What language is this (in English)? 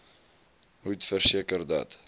Afrikaans